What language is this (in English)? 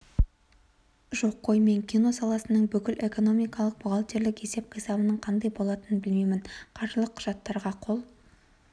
Kazakh